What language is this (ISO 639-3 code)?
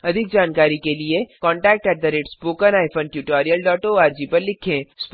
hin